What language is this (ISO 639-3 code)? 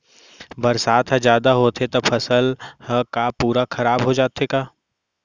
hne